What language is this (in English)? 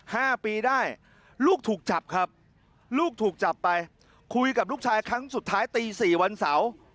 Thai